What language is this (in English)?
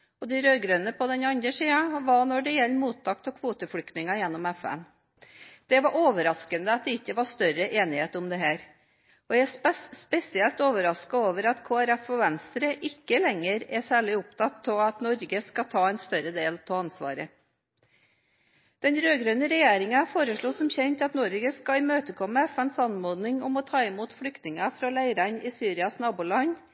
Norwegian Bokmål